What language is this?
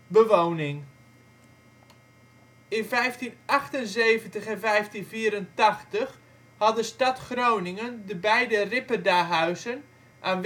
Dutch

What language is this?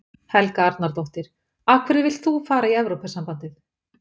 Icelandic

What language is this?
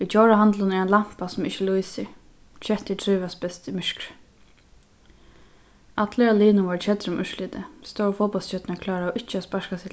Faroese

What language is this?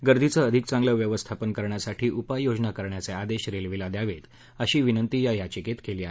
Marathi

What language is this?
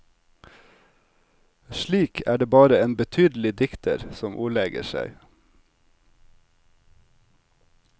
Norwegian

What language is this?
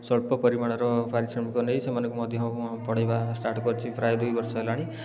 Odia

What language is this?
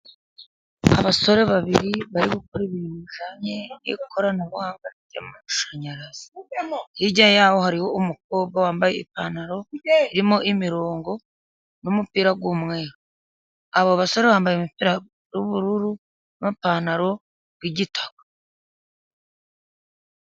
Kinyarwanda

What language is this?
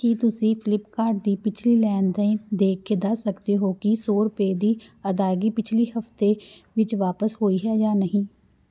Punjabi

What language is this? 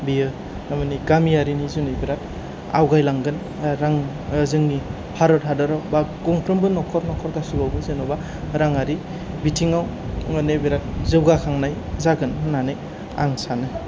Bodo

